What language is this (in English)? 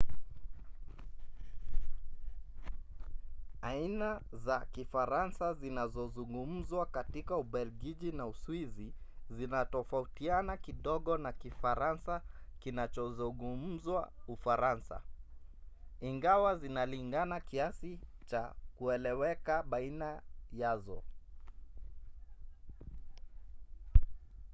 Swahili